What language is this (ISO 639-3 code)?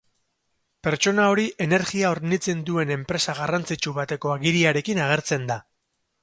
eus